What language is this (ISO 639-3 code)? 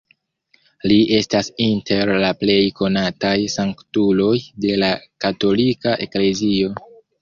epo